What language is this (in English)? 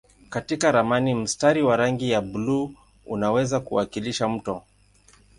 Swahili